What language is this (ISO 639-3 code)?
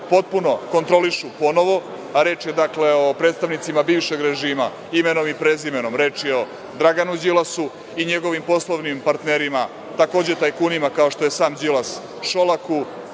srp